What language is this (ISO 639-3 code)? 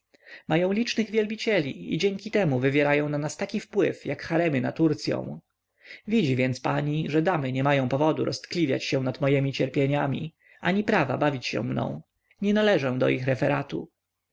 pol